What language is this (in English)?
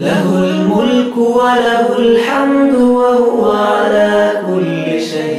Arabic